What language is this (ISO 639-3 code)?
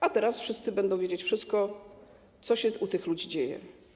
pol